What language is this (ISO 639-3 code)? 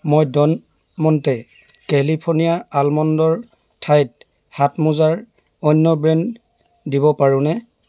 asm